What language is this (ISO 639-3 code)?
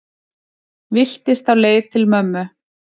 isl